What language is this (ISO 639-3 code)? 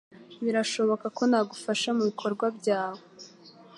kin